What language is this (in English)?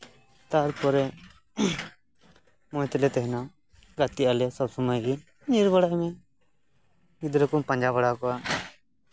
Santali